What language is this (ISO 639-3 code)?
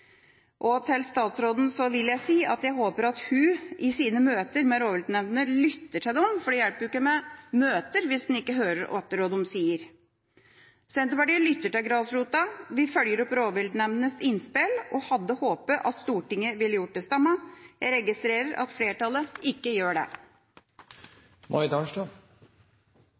nob